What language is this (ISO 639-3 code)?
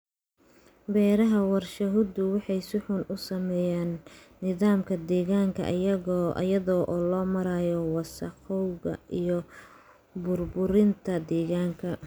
som